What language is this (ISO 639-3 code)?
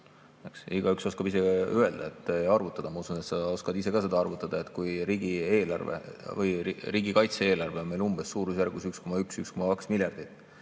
est